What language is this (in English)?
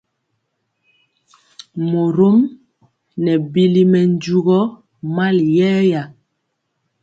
Mpiemo